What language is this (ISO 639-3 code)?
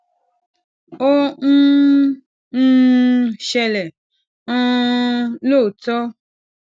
yor